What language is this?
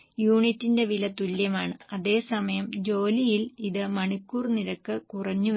Malayalam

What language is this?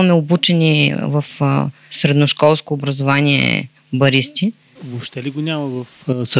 Bulgarian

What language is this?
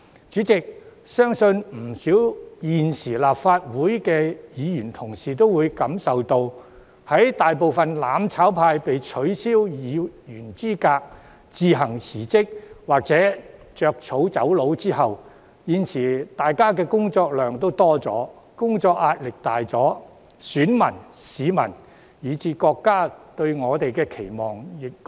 Cantonese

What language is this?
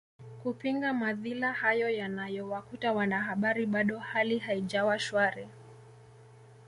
Swahili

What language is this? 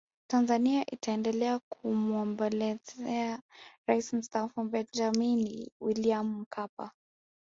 Swahili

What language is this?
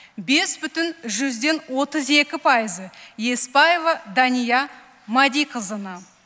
Kazakh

